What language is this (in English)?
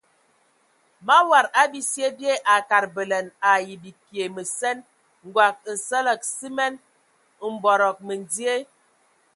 Ewondo